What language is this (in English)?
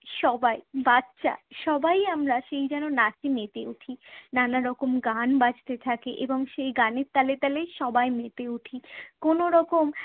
Bangla